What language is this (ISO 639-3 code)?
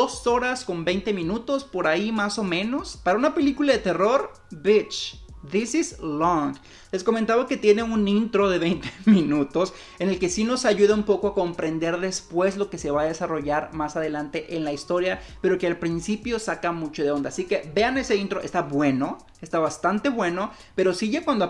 spa